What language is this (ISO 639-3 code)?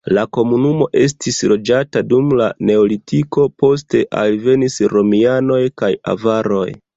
epo